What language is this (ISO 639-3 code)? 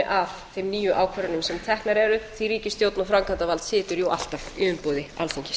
isl